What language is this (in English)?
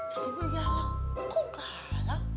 Indonesian